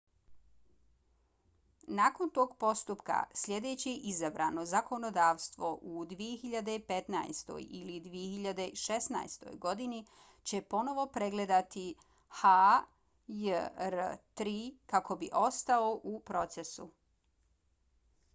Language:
Bosnian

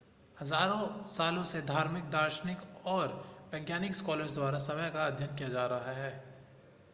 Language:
Hindi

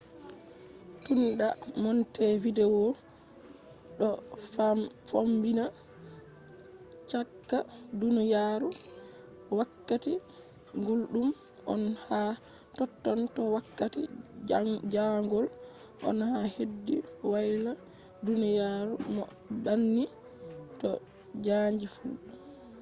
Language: Fula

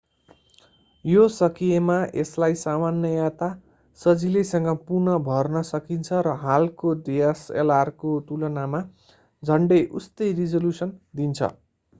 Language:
Nepali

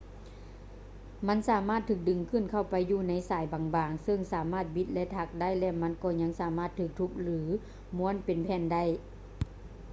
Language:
Lao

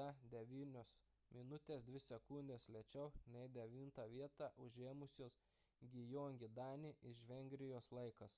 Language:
Lithuanian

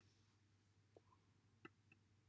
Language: Welsh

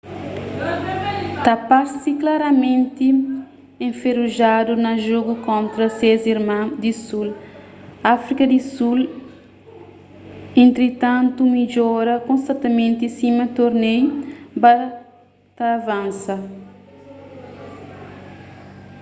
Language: Kabuverdianu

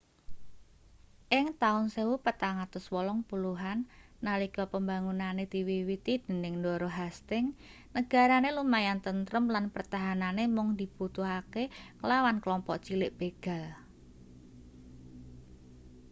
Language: Javanese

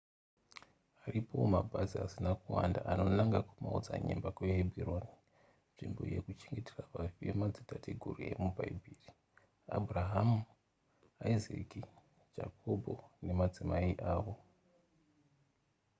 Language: Shona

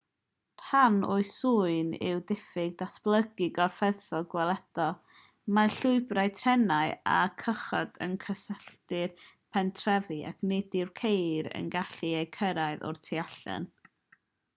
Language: Welsh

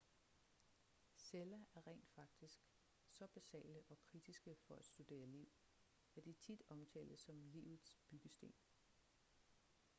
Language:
Danish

